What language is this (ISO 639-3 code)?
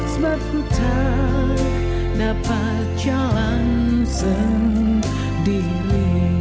ind